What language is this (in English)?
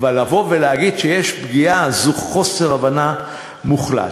Hebrew